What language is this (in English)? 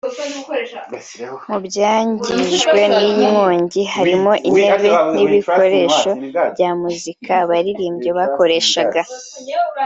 Kinyarwanda